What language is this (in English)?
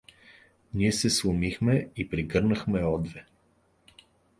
Bulgarian